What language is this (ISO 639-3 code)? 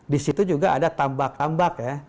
ind